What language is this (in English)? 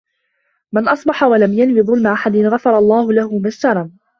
Arabic